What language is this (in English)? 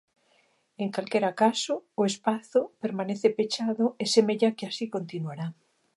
Galician